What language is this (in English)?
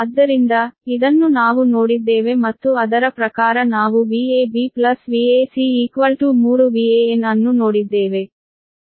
Kannada